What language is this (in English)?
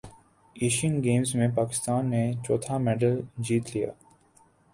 Urdu